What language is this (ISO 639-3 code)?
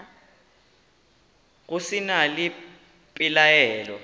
nso